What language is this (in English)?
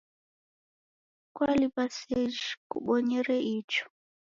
Taita